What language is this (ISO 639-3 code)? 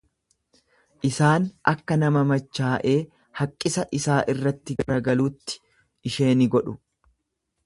orm